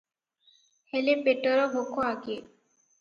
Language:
Odia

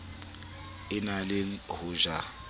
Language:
Southern Sotho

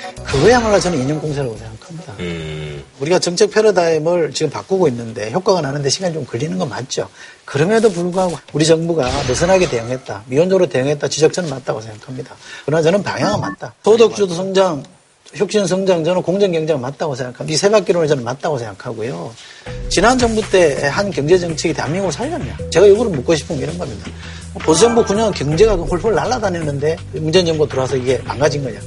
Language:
Korean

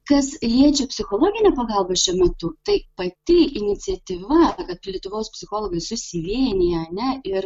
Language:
Lithuanian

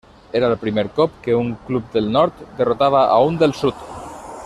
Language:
Catalan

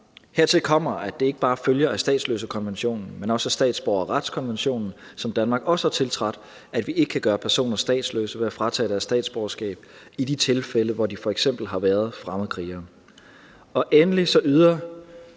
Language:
Danish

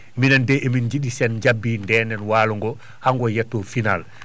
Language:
Fula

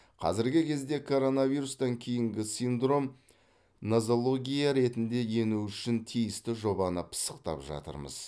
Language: Kazakh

